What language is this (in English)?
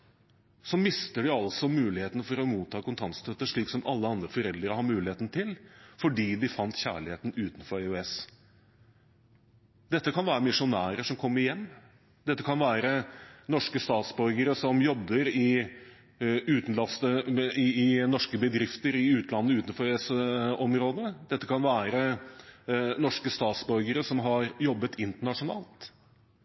Norwegian Bokmål